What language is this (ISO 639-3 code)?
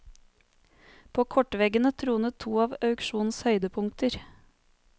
nor